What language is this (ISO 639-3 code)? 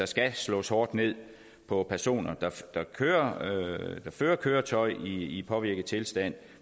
dan